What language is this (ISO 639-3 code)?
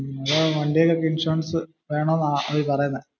mal